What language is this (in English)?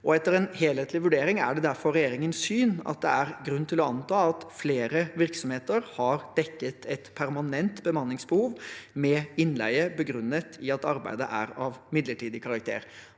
Norwegian